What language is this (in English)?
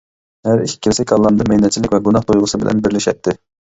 Uyghur